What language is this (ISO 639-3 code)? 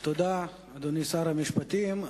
heb